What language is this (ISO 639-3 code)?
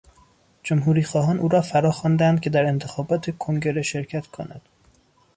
fas